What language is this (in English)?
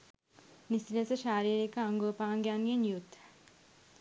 Sinhala